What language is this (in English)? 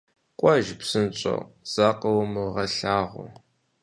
Kabardian